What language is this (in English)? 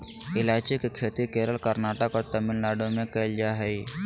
Magahi